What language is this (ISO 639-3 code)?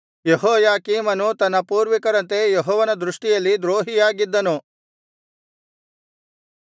kan